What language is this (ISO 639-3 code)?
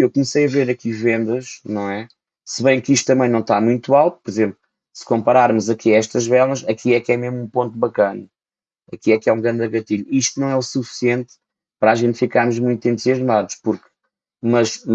por